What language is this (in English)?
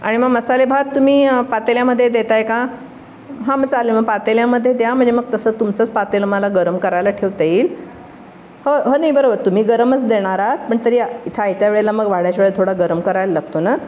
Marathi